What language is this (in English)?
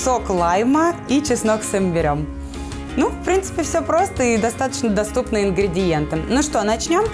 Russian